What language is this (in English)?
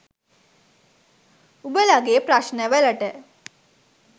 Sinhala